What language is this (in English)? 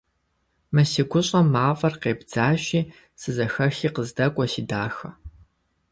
Kabardian